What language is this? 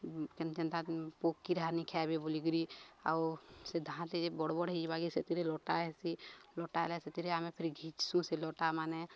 Odia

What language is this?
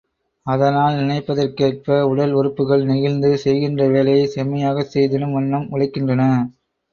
Tamil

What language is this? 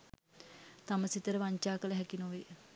Sinhala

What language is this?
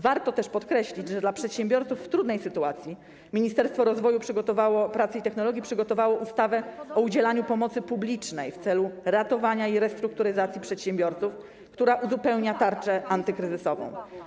Polish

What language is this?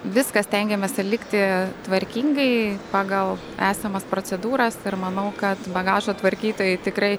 Lithuanian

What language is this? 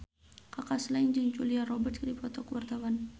Sundanese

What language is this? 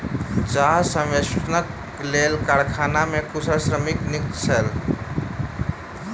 Maithili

